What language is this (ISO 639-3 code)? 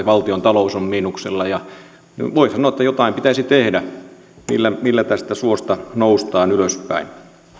fin